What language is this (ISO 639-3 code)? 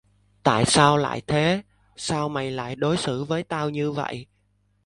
vie